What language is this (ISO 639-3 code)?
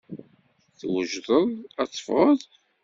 kab